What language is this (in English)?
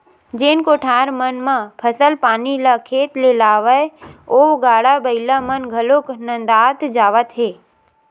Chhattisgarhi